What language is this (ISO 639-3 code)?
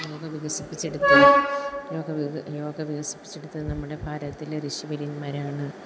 mal